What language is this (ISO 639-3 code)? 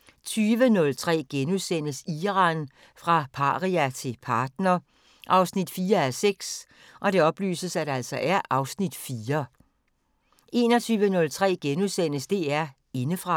dan